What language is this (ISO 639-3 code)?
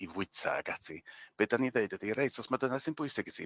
cym